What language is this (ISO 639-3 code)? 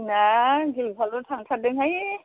brx